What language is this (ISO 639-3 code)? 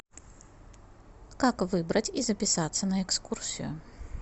rus